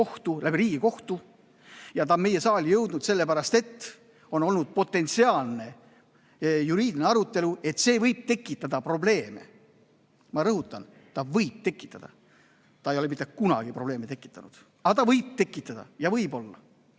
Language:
Estonian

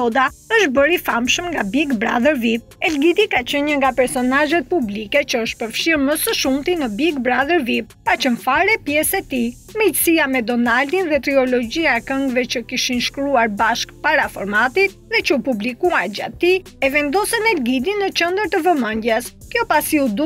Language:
Romanian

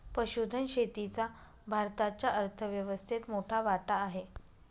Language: Marathi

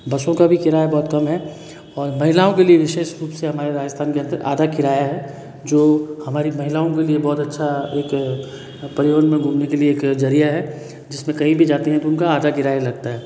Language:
Hindi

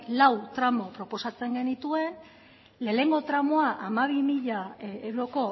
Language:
Basque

